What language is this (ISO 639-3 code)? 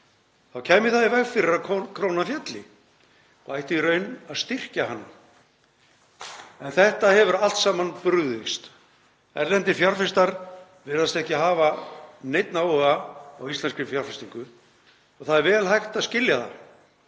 isl